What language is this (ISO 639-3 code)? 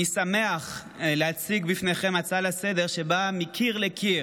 heb